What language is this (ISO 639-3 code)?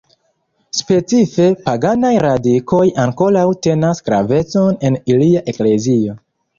epo